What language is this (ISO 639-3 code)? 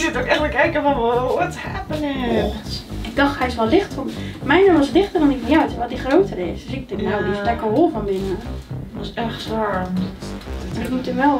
nld